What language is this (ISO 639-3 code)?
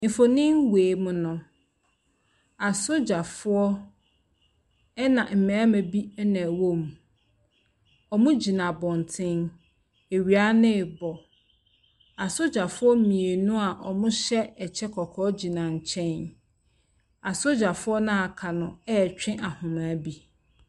aka